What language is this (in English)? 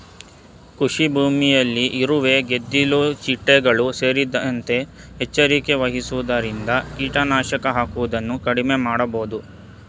Kannada